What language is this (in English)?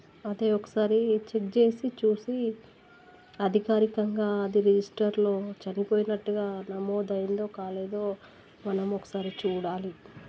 Telugu